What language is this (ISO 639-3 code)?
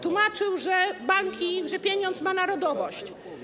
pol